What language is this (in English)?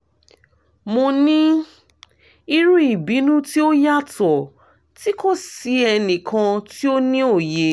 Yoruba